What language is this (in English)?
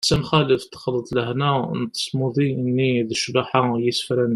Kabyle